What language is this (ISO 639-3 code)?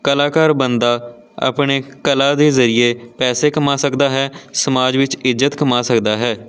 pan